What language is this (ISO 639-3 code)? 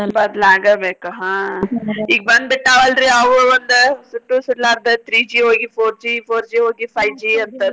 kan